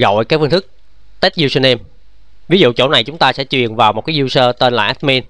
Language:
Vietnamese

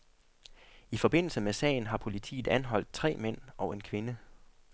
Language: Danish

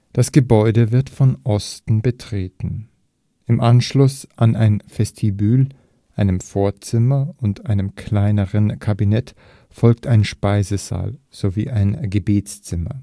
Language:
German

